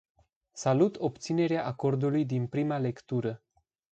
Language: Romanian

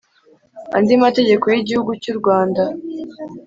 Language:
Kinyarwanda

